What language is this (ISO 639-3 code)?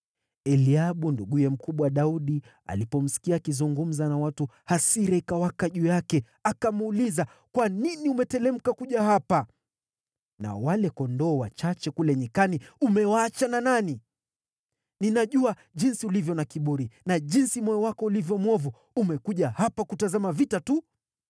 swa